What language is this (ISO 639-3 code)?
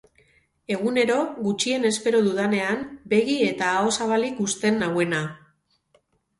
eus